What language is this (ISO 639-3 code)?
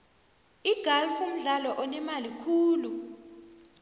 nbl